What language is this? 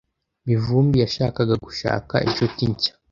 Kinyarwanda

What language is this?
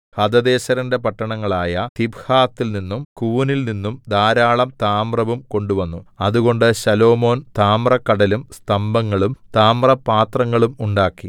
Malayalam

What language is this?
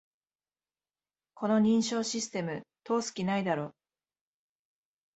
Japanese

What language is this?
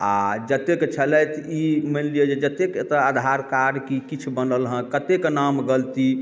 Maithili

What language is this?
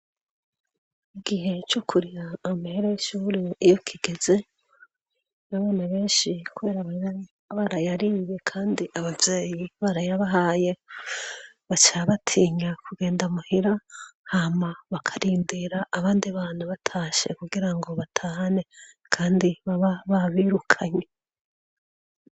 Rundi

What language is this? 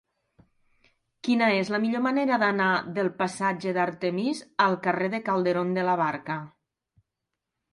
Catalan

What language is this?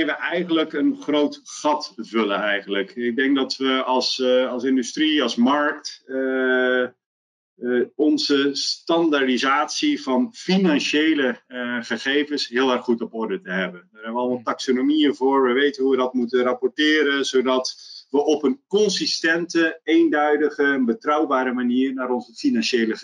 Dutch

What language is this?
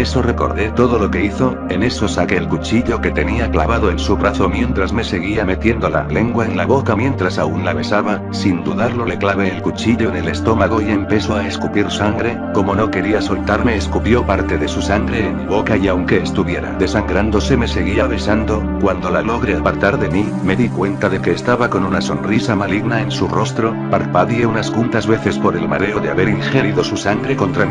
Spanish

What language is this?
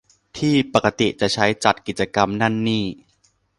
Thai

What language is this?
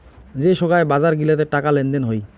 Bangla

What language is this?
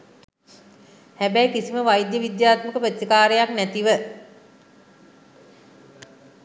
Sinhala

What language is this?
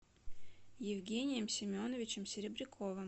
Russian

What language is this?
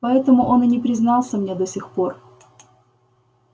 Russian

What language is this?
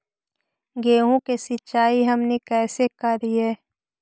Magahi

